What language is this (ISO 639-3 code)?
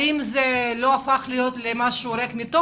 heb